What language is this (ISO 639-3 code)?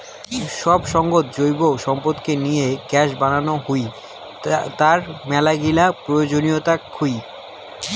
ben